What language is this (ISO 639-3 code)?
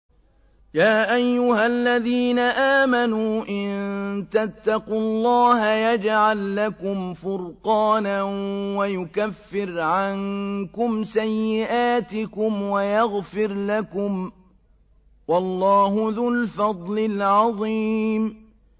ara